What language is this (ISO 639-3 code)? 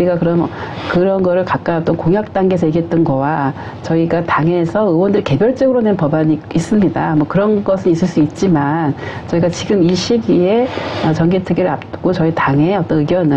kor